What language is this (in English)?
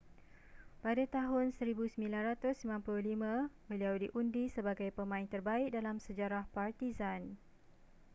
Malay